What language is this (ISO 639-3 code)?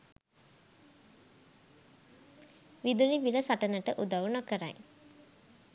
sin